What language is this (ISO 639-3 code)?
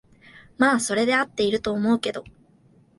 jpn